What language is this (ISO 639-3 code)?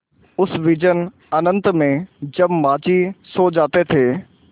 hin